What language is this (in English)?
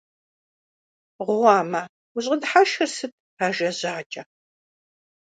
Kabardian